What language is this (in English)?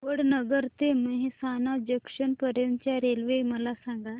Marathi